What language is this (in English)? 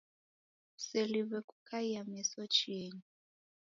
Taita